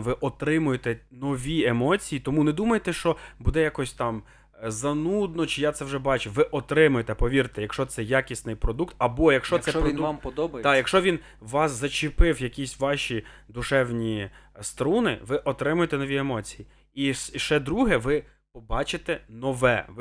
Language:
Ukrainian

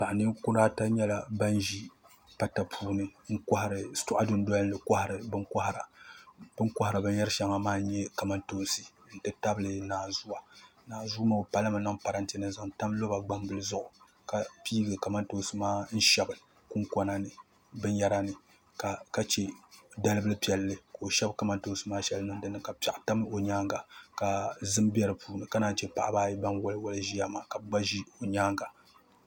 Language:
Dagbani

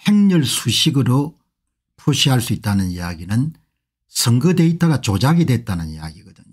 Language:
Korean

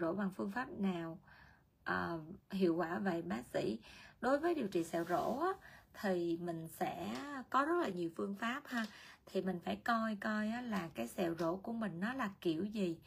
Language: Vietnamese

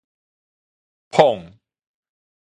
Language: Min Nan Chinese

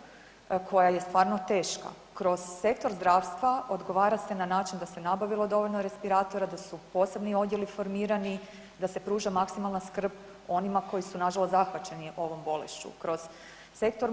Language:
Croatian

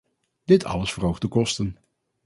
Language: Dutch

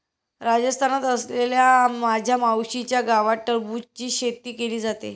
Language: Marathi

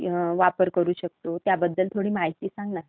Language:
Marathi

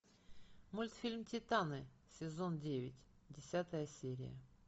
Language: Russian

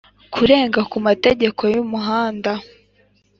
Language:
Kinyarwanda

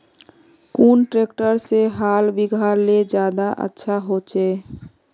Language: Magahi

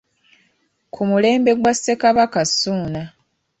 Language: Ganda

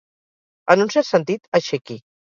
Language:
Catalan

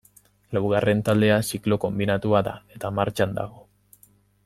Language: Basque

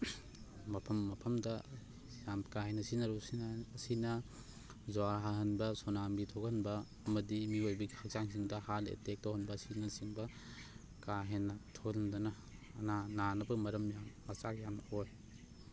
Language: Manipuri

